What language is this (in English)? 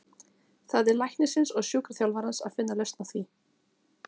Icelandic